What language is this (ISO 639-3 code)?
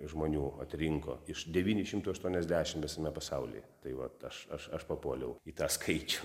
lit